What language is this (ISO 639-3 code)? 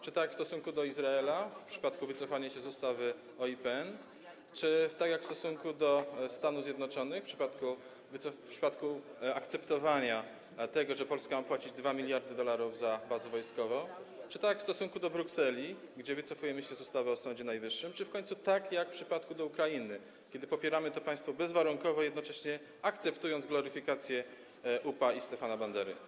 pol